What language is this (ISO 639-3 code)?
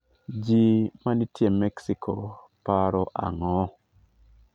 luo